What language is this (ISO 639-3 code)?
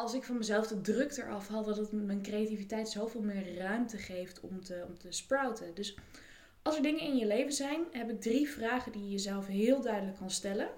nld